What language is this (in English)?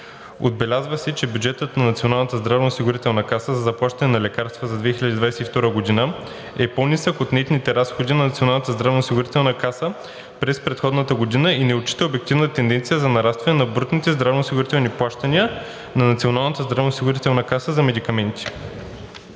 Bulgarian